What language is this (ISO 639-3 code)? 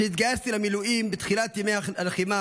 heb